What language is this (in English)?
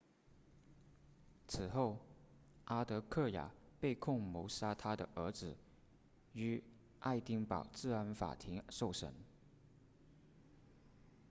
Chinese